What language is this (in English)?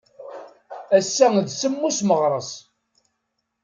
Kabyle